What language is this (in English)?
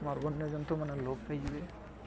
Odia